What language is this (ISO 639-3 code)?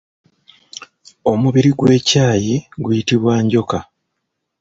lug